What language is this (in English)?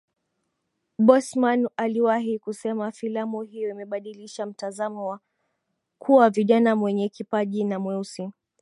Swahili